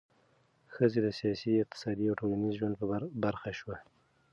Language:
Pashto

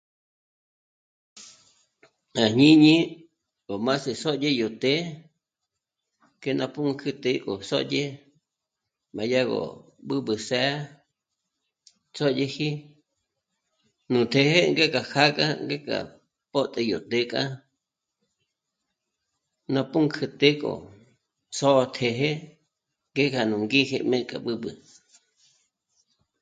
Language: Michoacán Mazahua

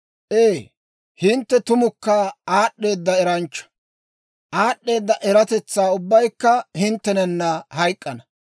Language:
Dawro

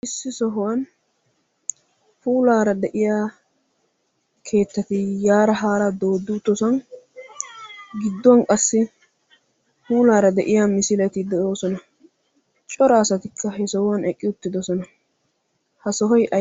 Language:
Wolaytta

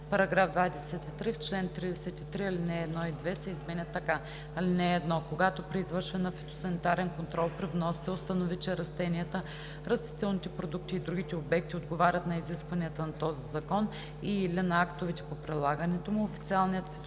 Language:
Bulgarian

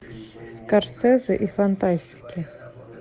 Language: Russian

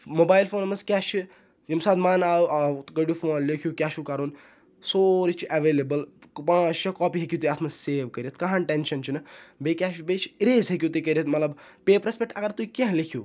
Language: Kashmiri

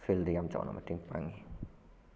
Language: Manipuri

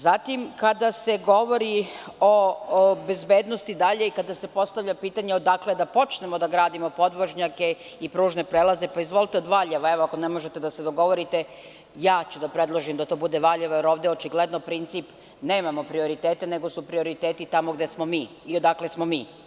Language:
Serbian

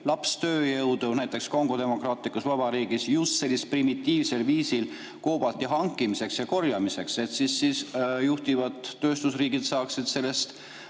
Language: Estonian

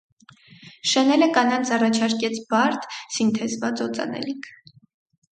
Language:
Armenian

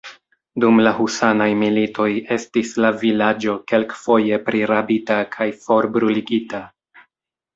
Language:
Esperanto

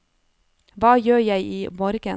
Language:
Norwegian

